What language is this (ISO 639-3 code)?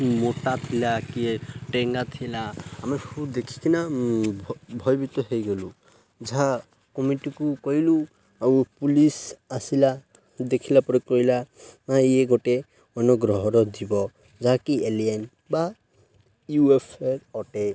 ori